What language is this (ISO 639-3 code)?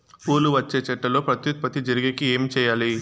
tel